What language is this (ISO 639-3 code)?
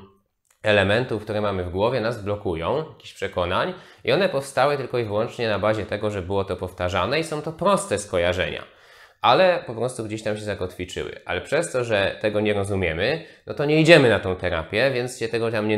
pol